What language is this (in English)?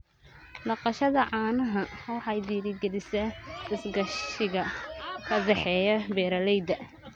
Somali